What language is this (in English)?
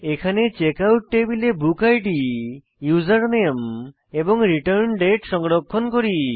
Bangla